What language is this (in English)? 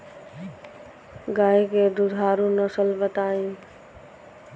Bhojpuri